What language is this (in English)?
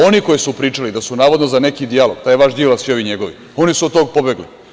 Serbian